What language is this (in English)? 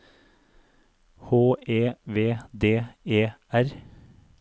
Norwegian